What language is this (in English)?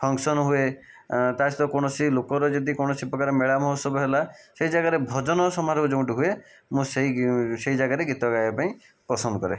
Odia